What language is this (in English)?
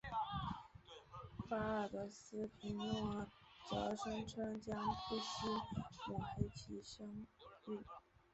Chinese